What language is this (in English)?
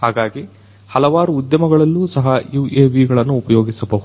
Kannada